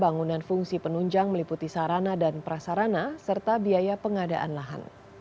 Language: Indonesian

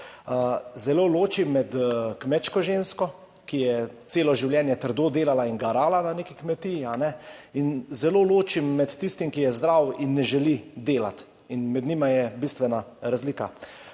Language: Slovenian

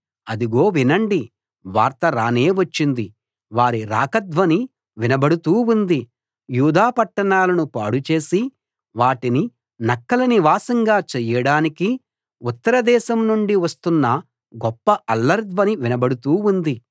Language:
Telugu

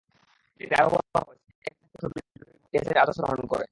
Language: Bangla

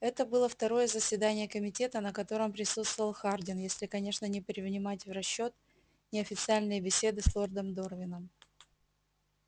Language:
Russian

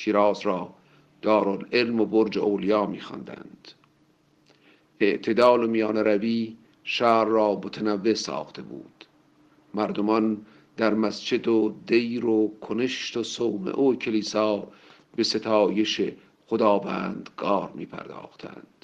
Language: Persian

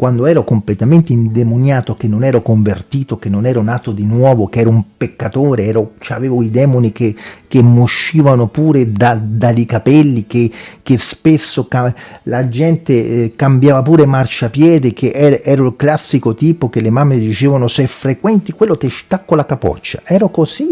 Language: Italian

